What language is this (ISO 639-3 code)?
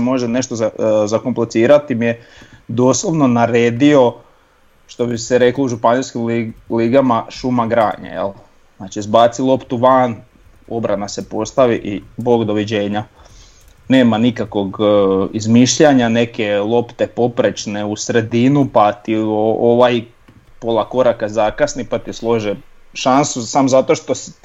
hrv